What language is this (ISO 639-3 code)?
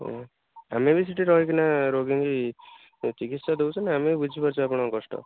ori